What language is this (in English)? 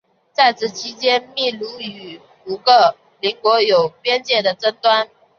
Chinese